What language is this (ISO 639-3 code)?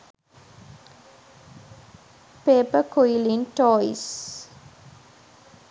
sin